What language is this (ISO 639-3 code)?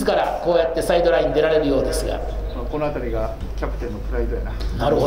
jpn